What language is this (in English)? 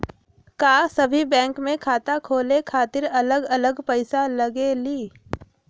Magahi